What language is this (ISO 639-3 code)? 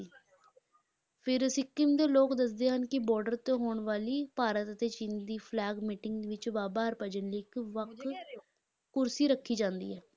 pan